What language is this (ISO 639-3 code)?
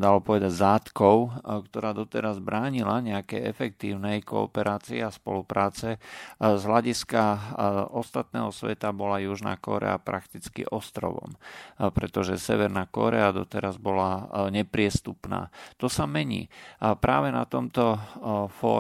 slk